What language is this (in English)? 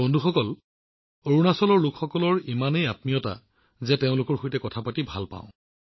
Assamese